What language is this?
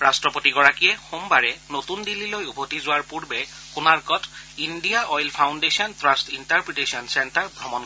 Assamese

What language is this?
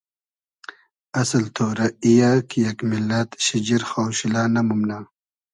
Hazaragi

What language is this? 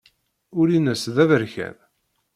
Kabyle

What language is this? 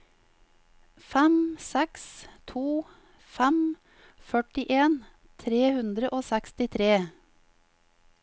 Norwegian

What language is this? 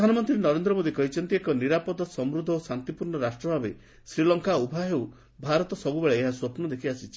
Odia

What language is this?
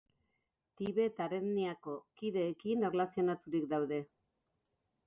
Basque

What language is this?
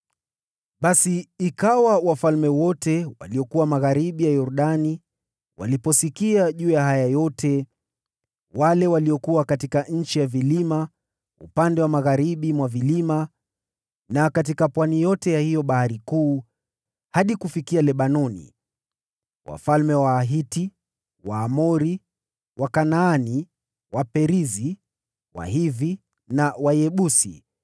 Swahili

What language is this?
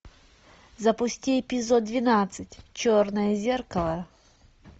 Russian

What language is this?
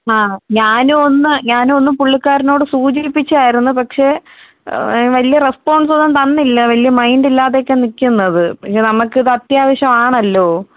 Malayalam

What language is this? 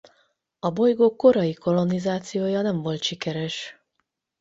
Hungarian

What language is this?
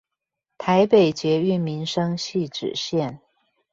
Chinese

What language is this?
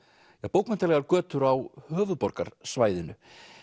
Icelandic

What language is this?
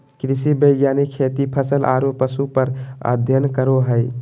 Magahi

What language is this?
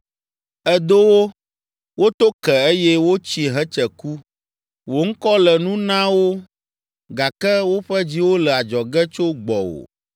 Ewe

